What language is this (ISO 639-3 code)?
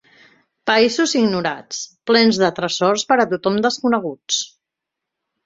cat